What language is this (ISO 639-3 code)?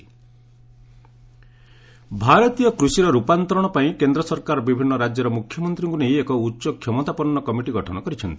ori